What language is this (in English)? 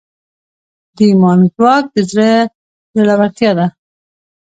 Pashto